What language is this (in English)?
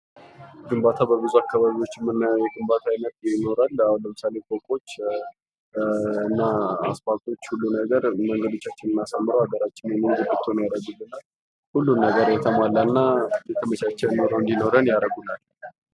Amharic